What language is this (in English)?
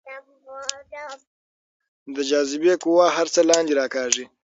Pashto